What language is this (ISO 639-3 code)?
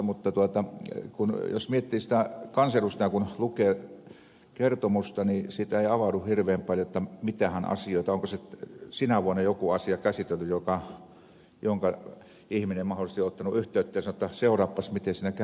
fin